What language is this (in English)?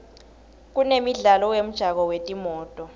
Swati